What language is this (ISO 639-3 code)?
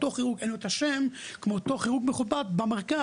heb